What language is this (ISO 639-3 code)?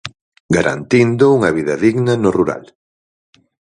glg